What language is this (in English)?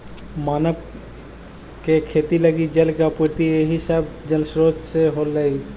Magahi